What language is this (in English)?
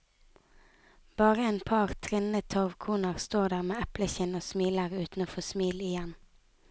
Norwegian